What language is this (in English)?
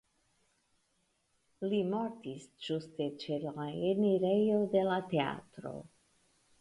Esperanto